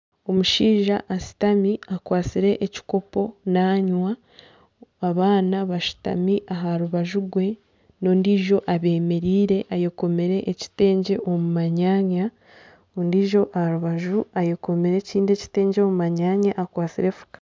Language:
Nyankole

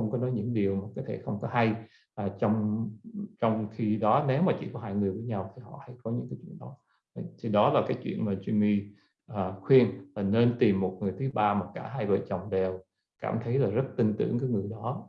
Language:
Vietnamese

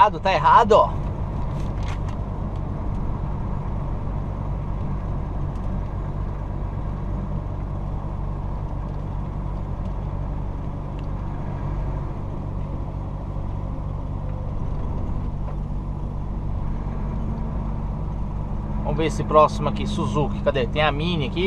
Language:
Portuguese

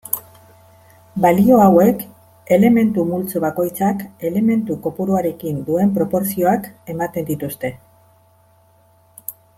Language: Basque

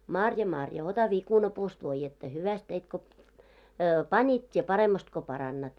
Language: Finnish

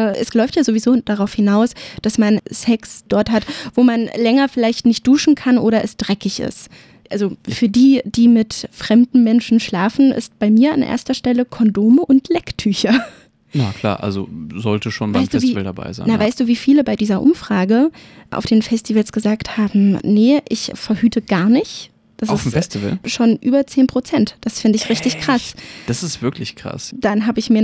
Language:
German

